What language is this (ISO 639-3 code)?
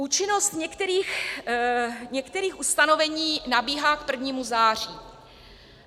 ces